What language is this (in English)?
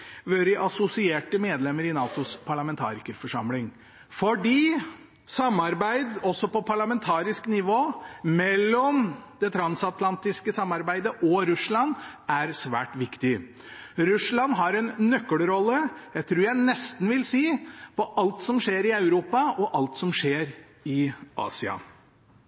Norwegian Bokmål